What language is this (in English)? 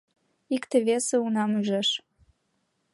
Mari